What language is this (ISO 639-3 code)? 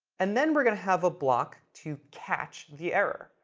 eng